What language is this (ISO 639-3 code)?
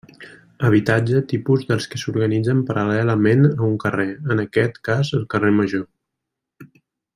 cat